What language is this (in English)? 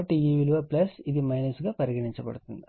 Telugu